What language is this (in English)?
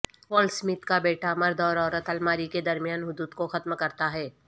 Urdu